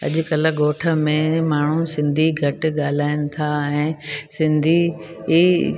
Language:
Sindhi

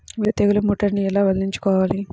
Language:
Telugu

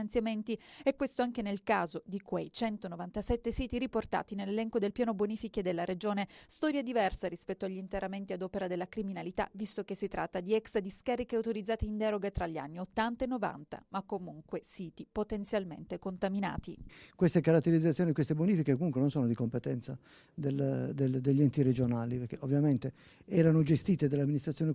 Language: Italian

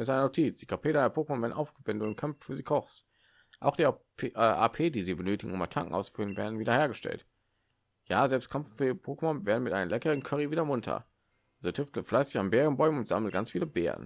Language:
German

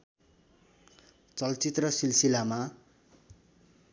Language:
Nepali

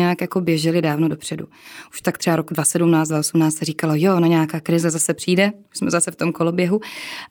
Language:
Czech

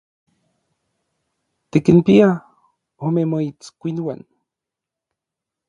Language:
Orizaba Nahuatl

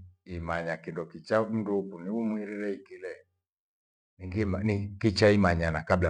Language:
Gweno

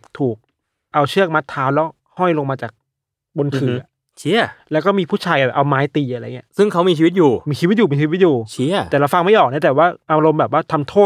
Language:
Thai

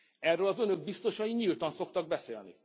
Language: Hungarian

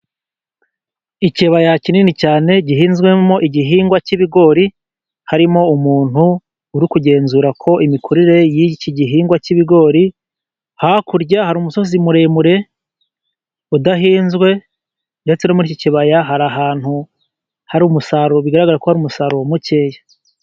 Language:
Kinyarwanda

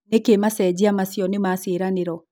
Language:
Kikuyu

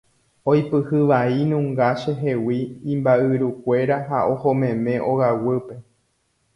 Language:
Guarani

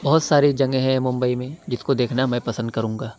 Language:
Urdu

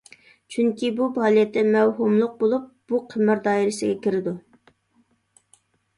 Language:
Uyghur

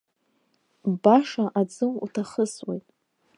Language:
Abkhazian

